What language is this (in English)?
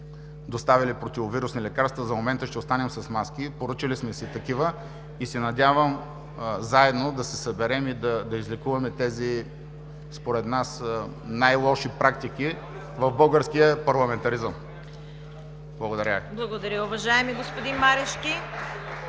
Bulgarian